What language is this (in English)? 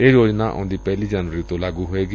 Punjabi